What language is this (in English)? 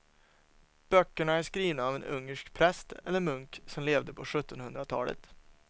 Swedish